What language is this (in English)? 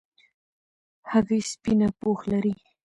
Pashto